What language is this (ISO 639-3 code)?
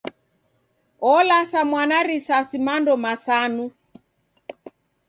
dav